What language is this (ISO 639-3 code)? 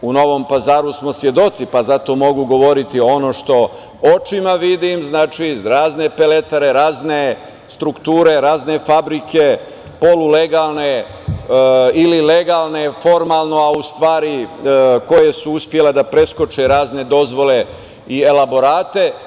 srp